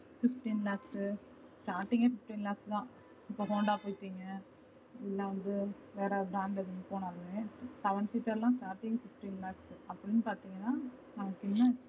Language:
Tamil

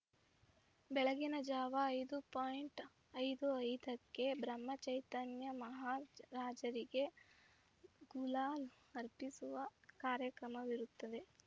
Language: Kannada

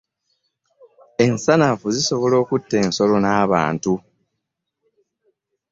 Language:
Ganda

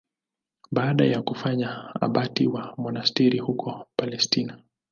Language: Swahili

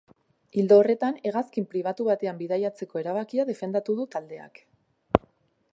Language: Basque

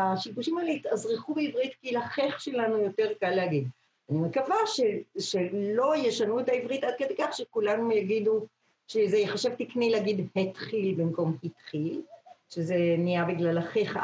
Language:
Hebrew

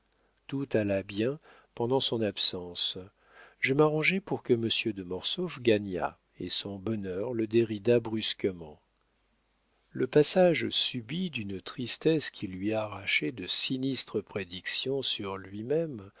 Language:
French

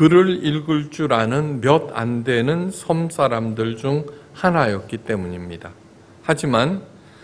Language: Korean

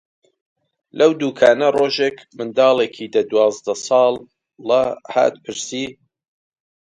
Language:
Central Kurdish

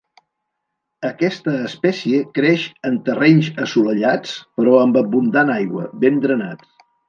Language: Catalan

